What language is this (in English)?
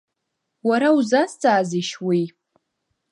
Abkhazian